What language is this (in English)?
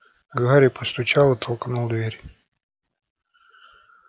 Russian